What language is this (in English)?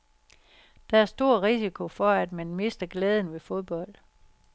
Danish